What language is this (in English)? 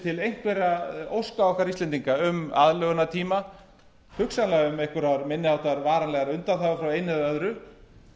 Icelandic